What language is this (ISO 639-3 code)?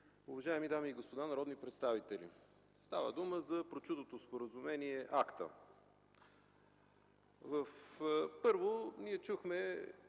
bul